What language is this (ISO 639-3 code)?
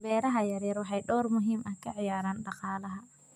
som